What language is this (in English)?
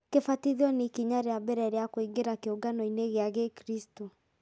Kikuyu